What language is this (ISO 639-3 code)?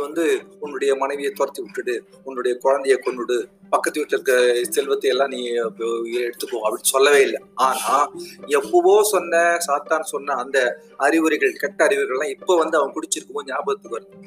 tam